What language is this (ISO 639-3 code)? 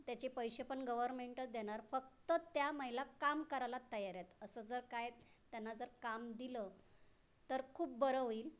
mar